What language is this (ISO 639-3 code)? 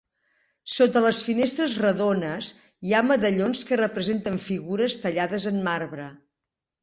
cat